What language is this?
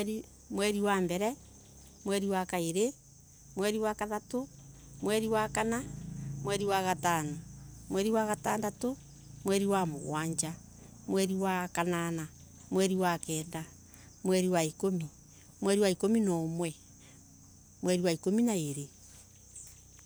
Embu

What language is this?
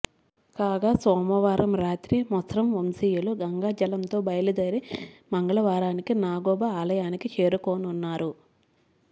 Telugu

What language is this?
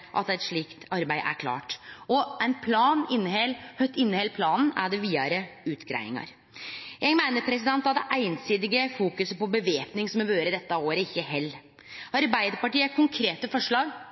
Norwegian Nynorsk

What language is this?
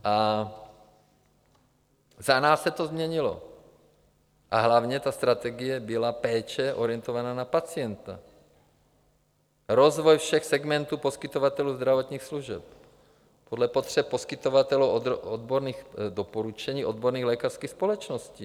Czech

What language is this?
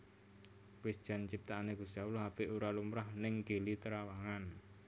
Javanese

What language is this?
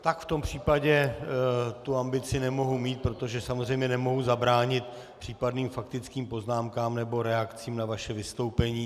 Czech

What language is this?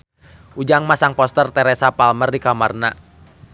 Sundanese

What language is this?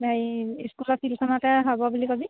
Assamese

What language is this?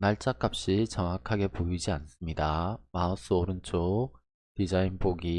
Korean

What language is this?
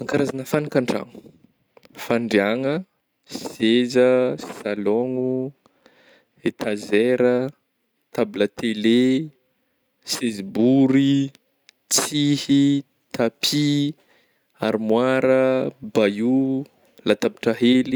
Northern Betsimisaraka Malagasy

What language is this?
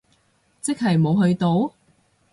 Cantonese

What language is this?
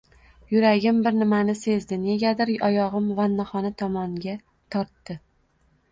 Uzbek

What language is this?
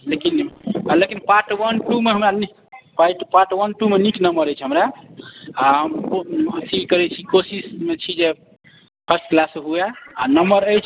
Maithili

